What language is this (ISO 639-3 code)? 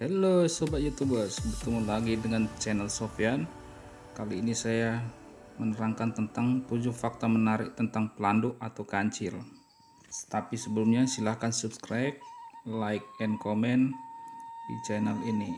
ind